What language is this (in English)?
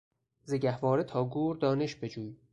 Persian